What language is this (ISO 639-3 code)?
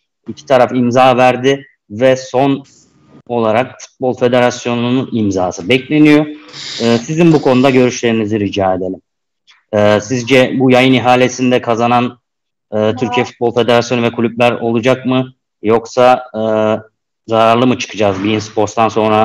tur